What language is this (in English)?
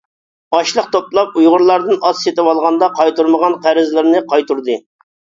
Uyghur